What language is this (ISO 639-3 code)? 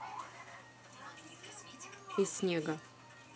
rus